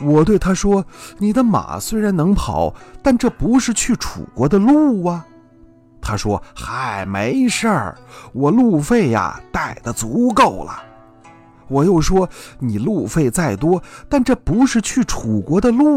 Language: Chinese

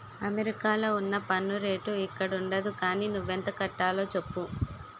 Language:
Telugu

